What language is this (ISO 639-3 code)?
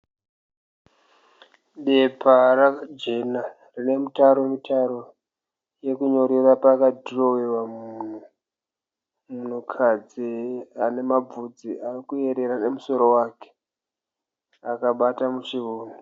sna